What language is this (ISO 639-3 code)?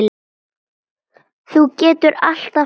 isl